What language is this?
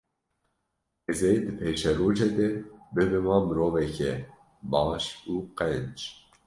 Kurdish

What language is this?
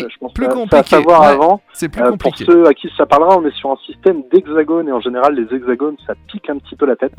French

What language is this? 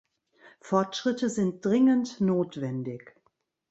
German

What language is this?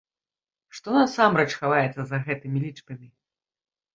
Belarusian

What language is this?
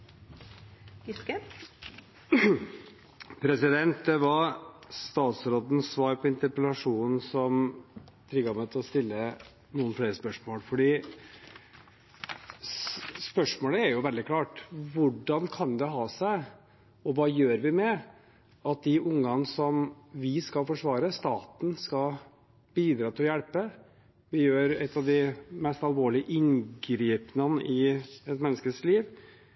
Norwegian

